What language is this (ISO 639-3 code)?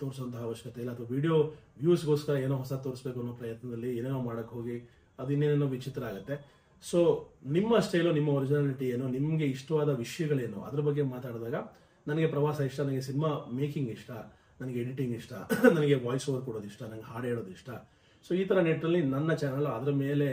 kan